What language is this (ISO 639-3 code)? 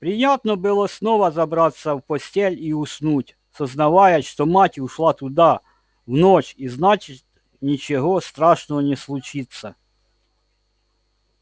rus